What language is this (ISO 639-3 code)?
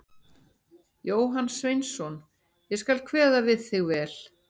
isl